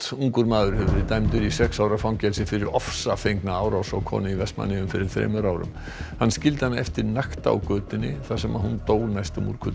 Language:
Icelandic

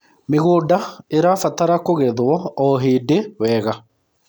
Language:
Kikuyu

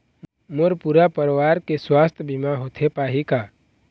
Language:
Chhattisgarhi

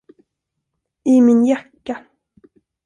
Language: Swedish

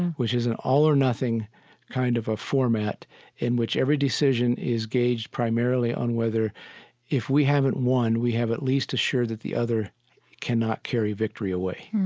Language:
English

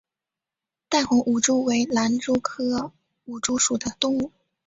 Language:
Chinese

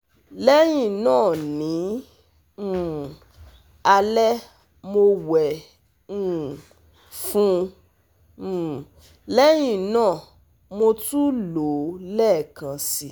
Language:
Yoruba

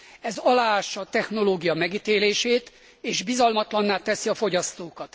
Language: Hungarian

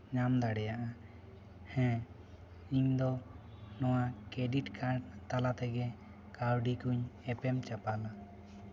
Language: Santali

